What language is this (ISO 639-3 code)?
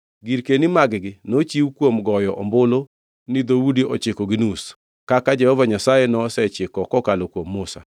luo